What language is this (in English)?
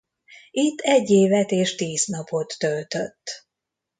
Hungarian